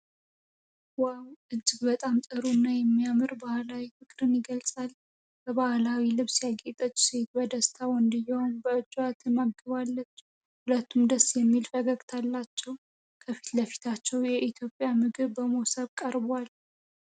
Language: Amharic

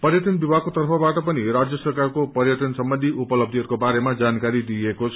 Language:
Nepali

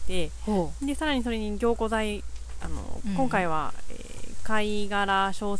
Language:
Japanese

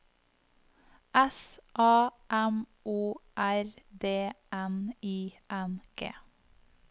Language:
Norwegian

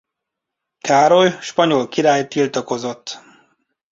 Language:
Hungarian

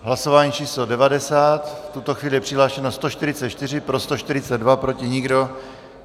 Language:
Czech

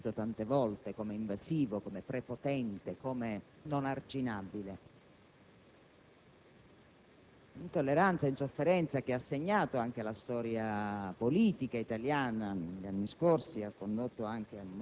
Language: Italian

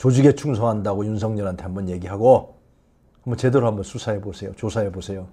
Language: Korean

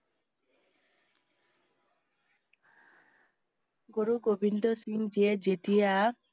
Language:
Assamese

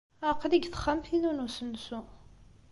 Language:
Kabyle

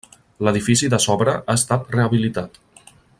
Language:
Catalan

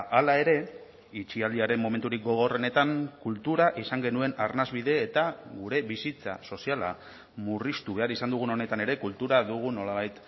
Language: Basque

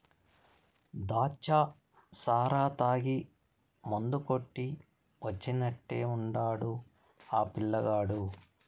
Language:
Telugu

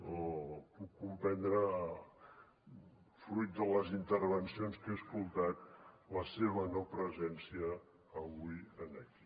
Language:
Catalan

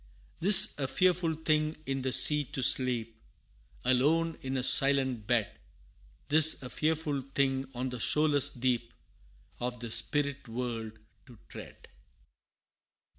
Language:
English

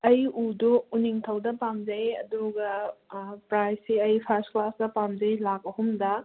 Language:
Manipuri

